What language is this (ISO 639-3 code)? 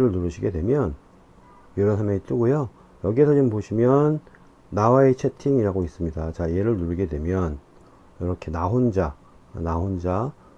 kor